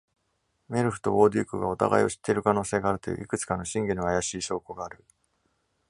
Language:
Japanese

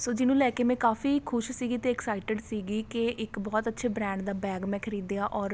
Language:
Punjabi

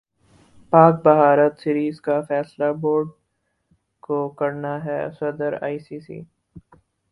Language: Urdu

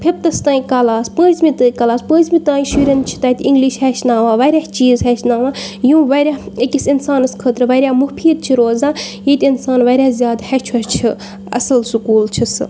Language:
Kashmiri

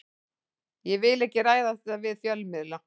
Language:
Icelandic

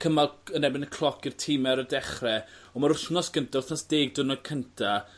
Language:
Welsh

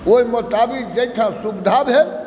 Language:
Maithili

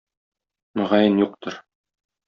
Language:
Tatar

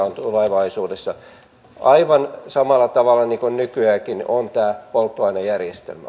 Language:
Finnish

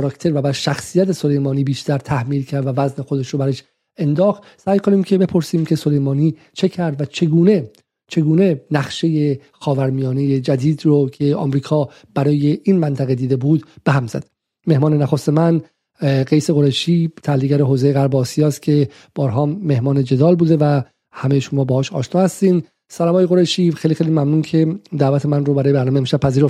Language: Persian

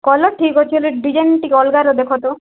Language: Odia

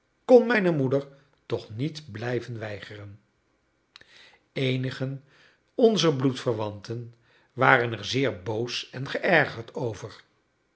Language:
Dutch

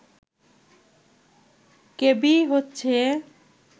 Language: Bangla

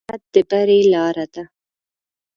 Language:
Pashto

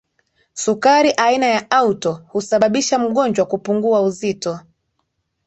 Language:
Swahili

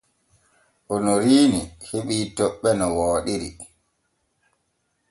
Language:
Borgu Fulfulde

